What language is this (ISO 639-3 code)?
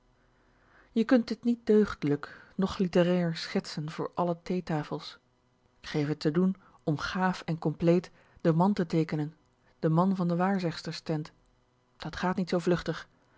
nld